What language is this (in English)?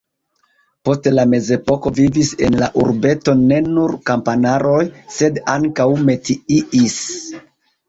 Esperanto